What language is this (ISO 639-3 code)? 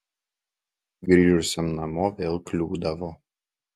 lit